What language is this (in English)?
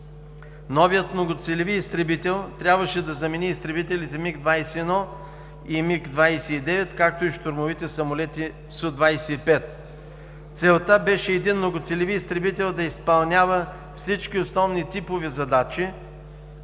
Bulgarian